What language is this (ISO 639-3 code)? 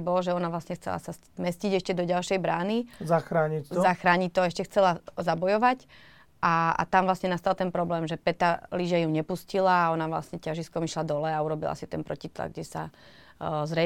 slk